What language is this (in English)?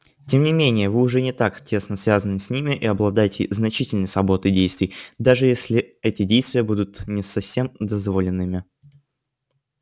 Russian